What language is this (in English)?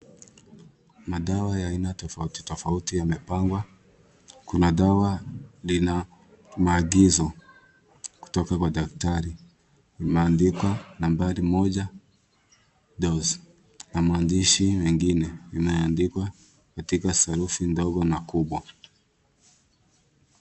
Swahili